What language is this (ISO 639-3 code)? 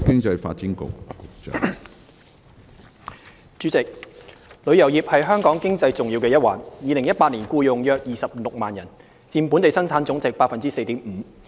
yue